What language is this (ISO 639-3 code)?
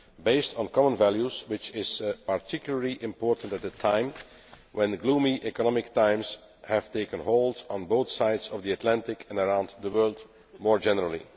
eng